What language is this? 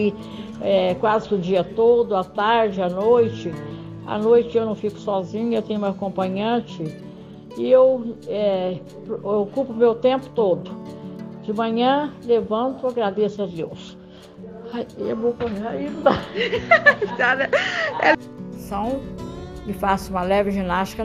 Portuguese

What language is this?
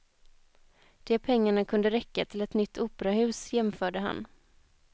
Swedish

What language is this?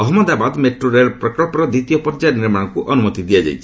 Odia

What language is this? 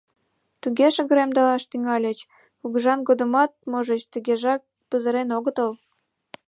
Mari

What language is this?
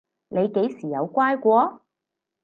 Cantonese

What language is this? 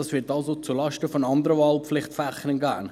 Swiss German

